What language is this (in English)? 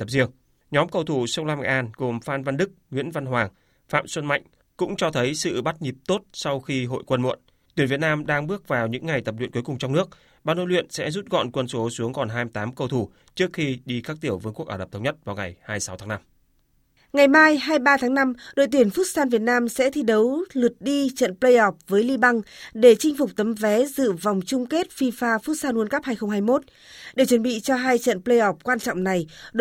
Vietnamese